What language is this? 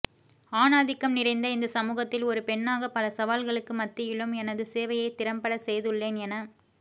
Tamil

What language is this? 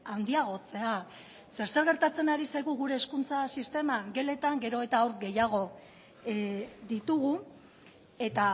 Basque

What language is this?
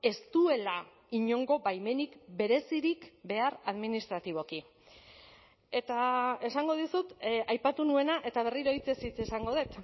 Basque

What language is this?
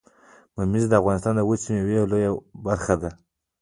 Pashto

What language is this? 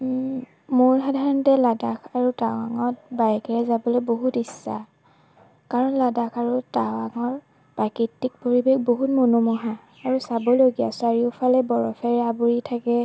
Assamese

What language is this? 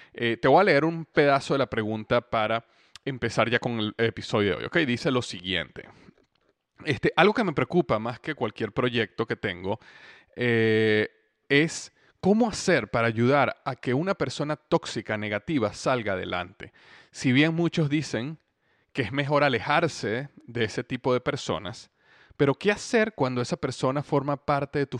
Spanish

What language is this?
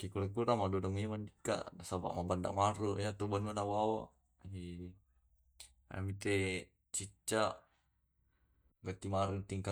Tae'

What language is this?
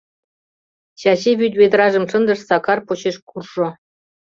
Mari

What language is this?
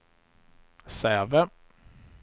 Swedish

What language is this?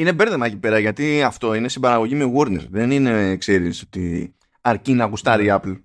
Greek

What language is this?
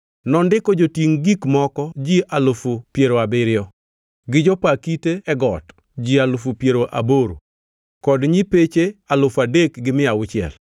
Luo (Kenya and Tanzania)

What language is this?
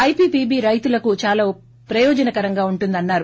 Telugu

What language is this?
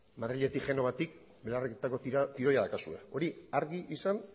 Basque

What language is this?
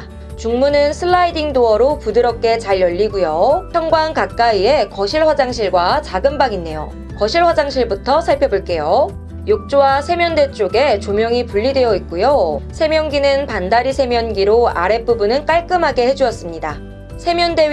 Korean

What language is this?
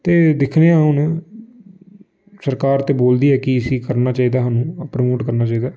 Dogri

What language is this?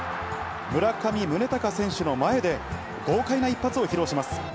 Japanese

